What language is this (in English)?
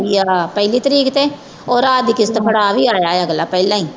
Punjabi